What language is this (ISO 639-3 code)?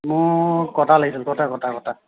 asm